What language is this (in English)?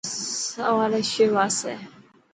Dhatki